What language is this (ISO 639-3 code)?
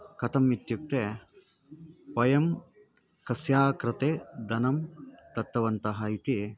san